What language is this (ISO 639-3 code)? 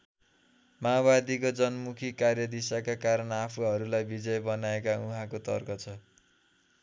nep